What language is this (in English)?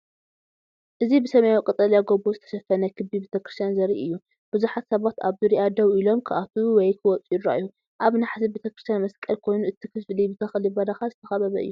Tigrinya